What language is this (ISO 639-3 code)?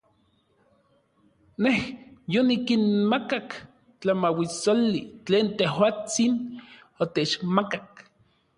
nlv